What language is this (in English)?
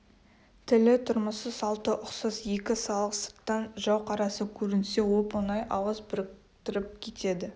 Kazakh